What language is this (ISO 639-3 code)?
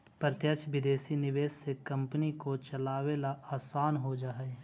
mag